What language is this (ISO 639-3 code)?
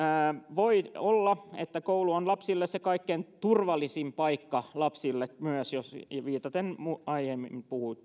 fin